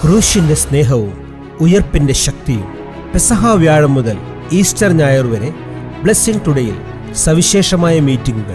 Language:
Malayalam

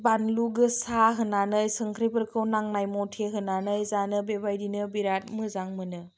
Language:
Bodo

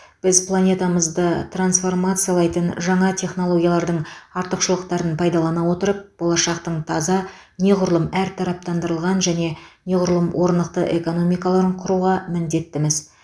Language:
Kazakh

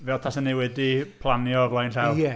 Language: Welsh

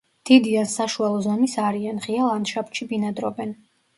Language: Georgian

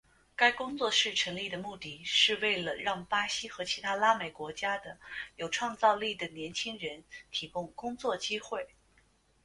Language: Chinese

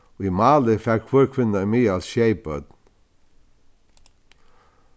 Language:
Faroese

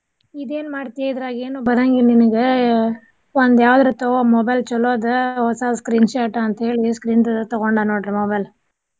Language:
Kannada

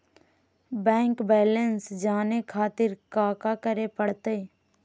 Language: Magahi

